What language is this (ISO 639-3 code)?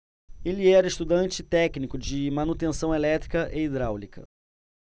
por